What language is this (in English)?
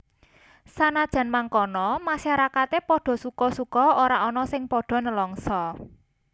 Javanese